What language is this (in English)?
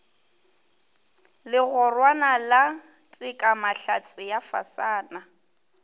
Northern Sotho